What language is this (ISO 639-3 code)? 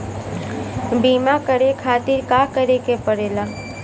bho